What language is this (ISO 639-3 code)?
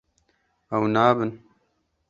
kur